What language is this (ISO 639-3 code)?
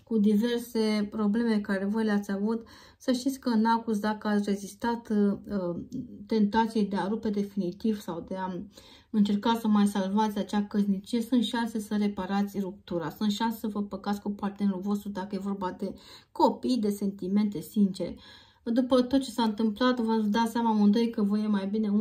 ron